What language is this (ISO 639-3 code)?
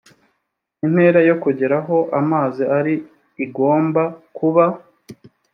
kin